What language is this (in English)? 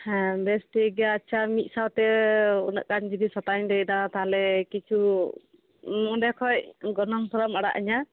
Santali